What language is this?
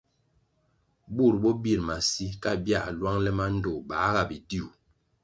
Kwasio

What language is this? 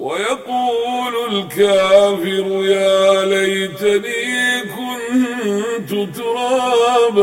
Arabic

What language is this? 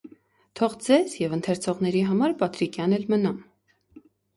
Armenian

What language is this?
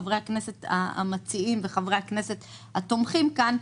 Hebrew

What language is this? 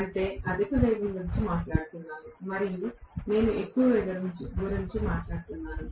Telugu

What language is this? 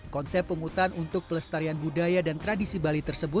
Indonesian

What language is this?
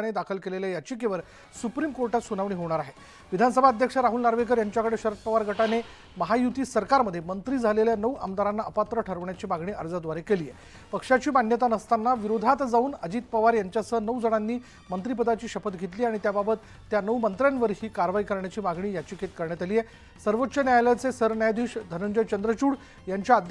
Hindi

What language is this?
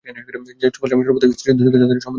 Bangla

